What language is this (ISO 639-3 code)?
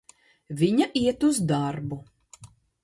lav